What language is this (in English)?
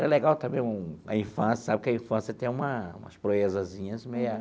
Portuguese